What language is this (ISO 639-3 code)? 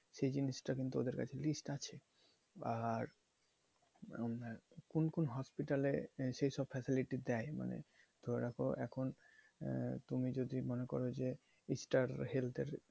ben